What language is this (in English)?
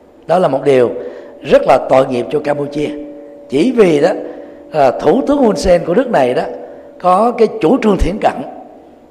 Vietnamese